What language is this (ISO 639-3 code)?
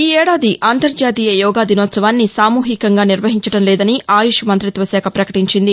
tel